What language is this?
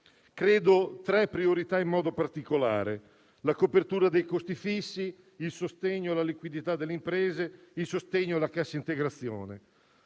Italian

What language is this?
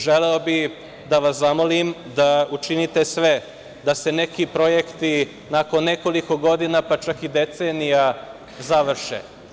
Serbian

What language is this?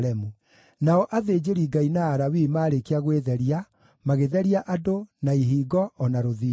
Kikuyu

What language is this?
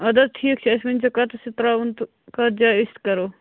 Kashmiri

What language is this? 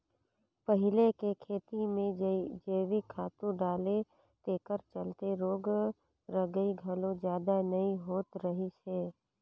Chhattisgarhi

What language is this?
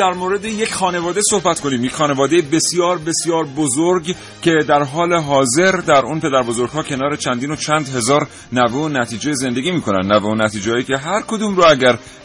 Persian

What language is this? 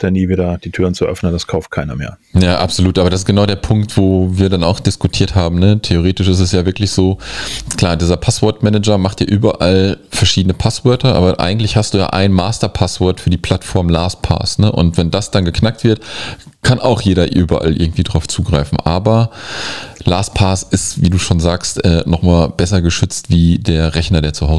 German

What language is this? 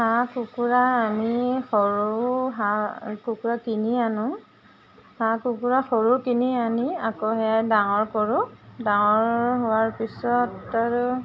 Assamese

